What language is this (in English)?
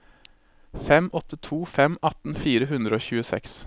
Norwegian